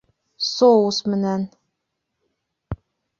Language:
Bashkir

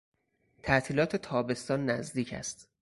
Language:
Persian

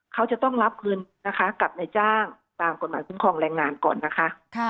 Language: Thai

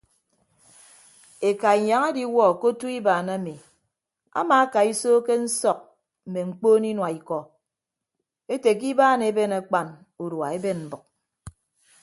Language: Ibibio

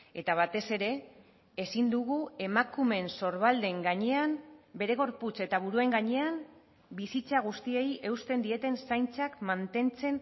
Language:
Basque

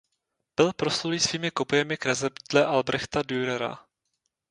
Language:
Czech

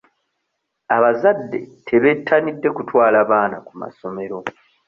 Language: Ganda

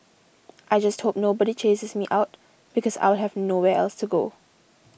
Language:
English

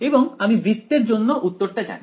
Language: Bangla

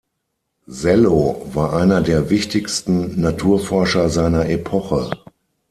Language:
German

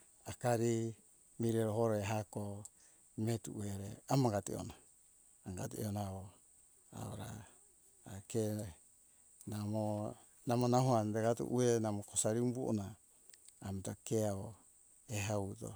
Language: Hunjara-Kaina Ke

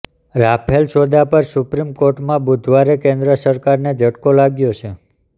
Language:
Gujarati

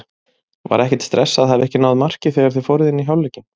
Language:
Icelandic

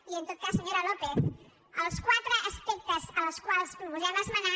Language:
Catalan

